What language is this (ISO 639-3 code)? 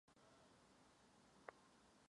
ces